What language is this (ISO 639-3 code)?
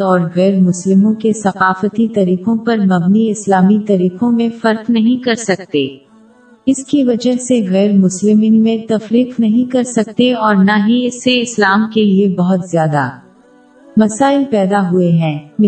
urd